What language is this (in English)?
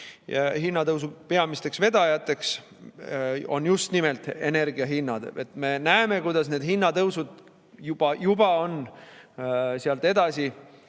Estonian